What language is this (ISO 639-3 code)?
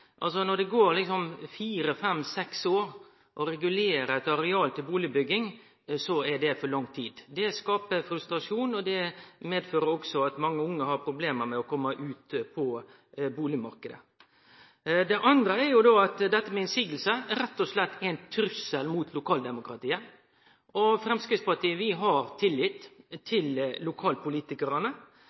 nno